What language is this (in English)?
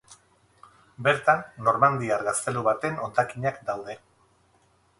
Basque